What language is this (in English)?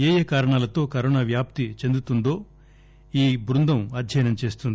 Telugu